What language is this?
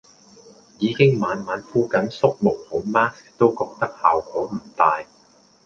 Cantonese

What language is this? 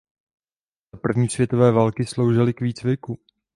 Czech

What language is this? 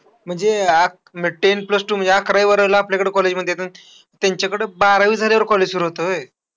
Marathi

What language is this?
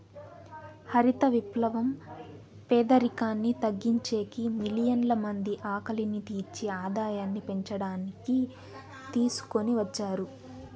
Telugu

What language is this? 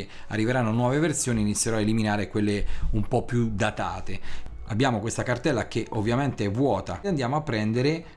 Italian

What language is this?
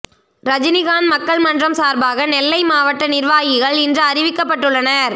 Tamil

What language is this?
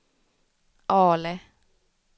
Swedish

